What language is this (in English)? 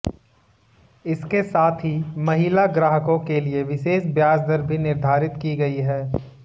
Hindi